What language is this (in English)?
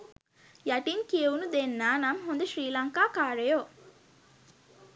Sinhala